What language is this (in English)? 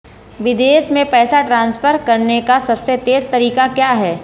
Hindi